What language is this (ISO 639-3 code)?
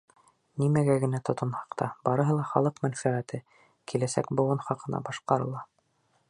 bak